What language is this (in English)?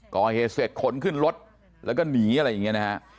Thai